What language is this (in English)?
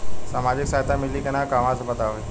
Bhojpuri